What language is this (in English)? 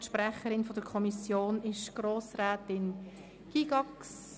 Swiss German